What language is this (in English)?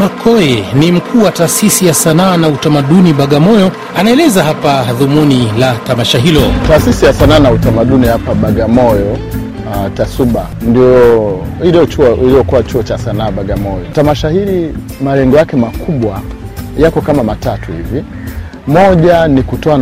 Swahili